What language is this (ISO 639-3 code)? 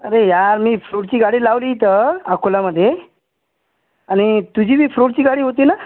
mar